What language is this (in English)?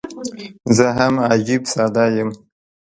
Pashto